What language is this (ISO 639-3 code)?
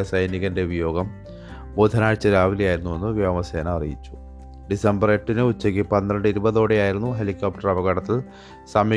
mal